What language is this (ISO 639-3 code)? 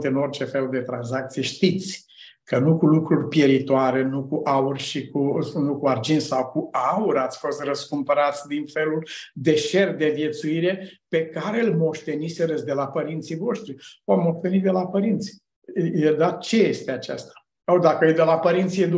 ron